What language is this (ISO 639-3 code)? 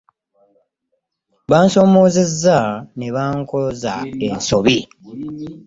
lug